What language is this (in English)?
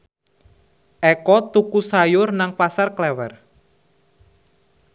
Javanese